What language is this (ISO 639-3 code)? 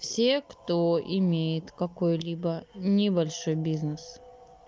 rus